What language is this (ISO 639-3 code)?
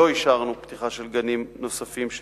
heb